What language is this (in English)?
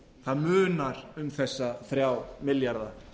Icelandic